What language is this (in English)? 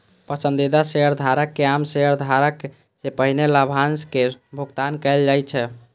Maithili